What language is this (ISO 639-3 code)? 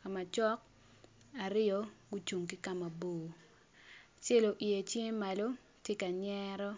ach